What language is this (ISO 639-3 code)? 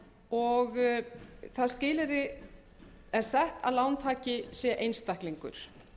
isl